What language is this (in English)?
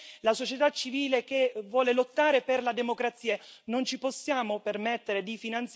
Italian